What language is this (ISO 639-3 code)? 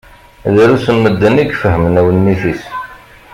kab